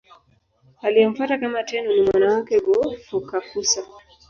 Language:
Swahili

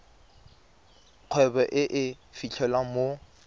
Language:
Tswana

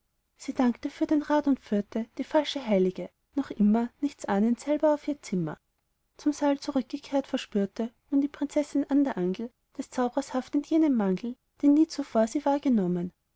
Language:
German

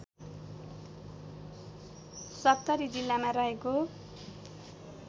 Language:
Nepali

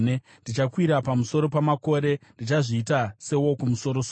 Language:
Shona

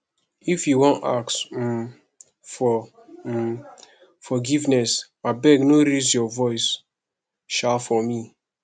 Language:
Nigerian Pidgin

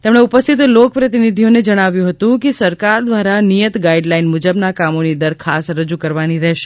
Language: Gujarati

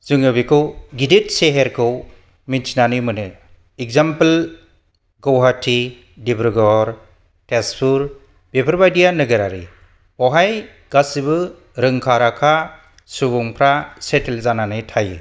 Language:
Bodo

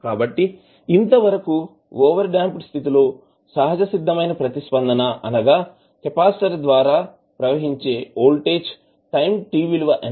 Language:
Telugu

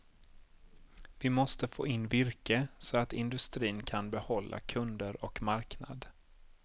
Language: Swedish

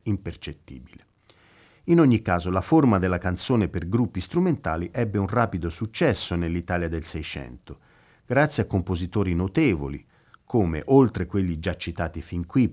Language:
Italian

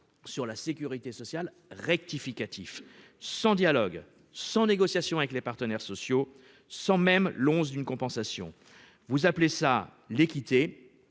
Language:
French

